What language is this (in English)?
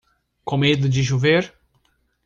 Portuguese